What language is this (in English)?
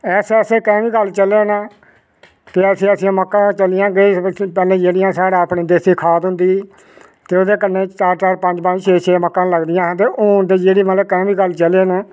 Dogri